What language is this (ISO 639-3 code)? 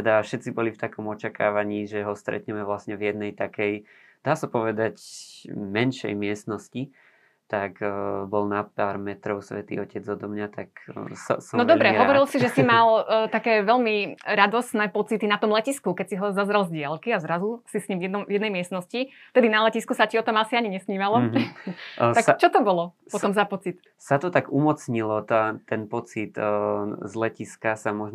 slk